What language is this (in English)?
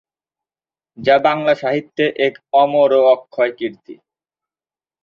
Bangla